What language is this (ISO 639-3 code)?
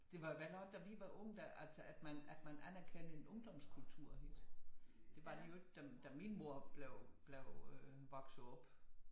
dan